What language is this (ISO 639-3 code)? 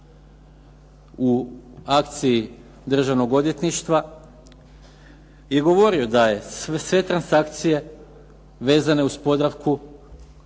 hrv